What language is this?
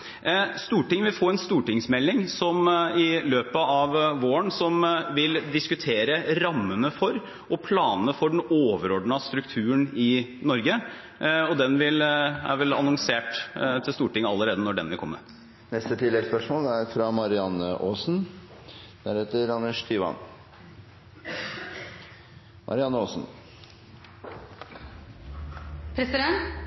Norwegian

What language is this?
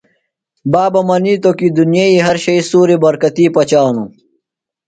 Phalura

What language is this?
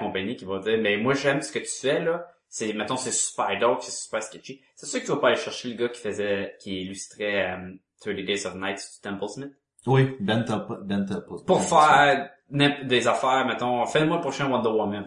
French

